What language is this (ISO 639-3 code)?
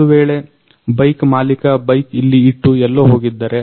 kan